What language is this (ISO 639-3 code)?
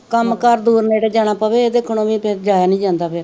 pan